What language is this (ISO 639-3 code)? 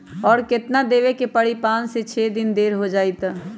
mag